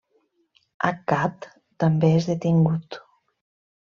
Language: Catalan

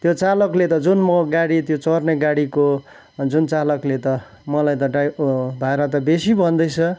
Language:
Nepali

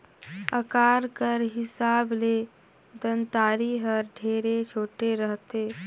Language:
Chhattisgarhi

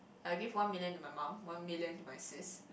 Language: English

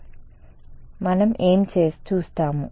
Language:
Telugu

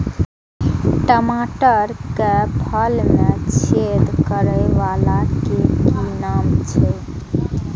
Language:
Maithili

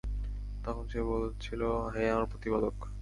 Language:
Bangla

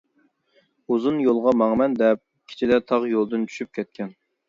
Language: Uyghur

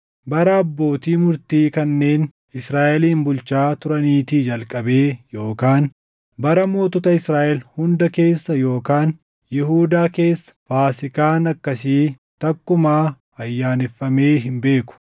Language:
Oromo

